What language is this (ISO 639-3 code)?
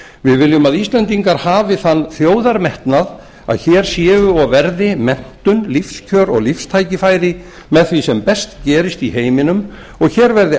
isl